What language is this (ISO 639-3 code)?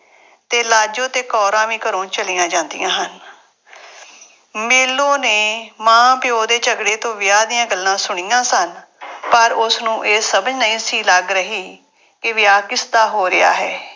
pan